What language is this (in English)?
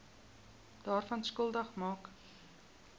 Afrikaans